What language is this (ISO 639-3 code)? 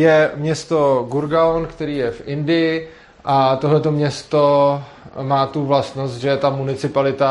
ces